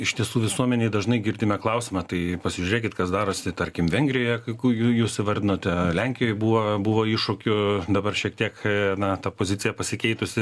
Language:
Lithuanian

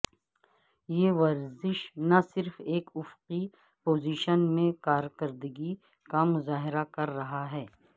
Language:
Urdu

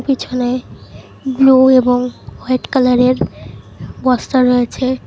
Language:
Bangla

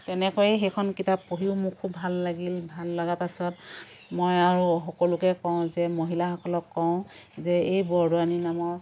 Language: Assamese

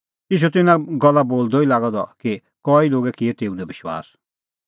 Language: Kullu Pahari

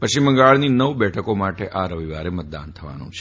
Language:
Gujarati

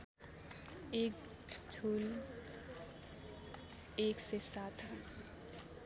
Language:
Nepali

